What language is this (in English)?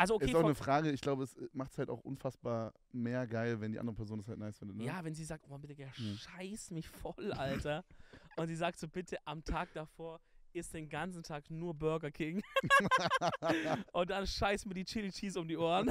German